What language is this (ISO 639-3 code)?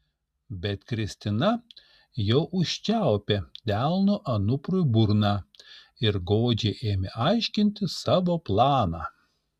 lit